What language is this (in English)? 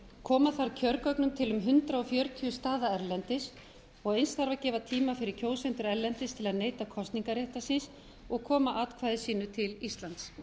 Icelandic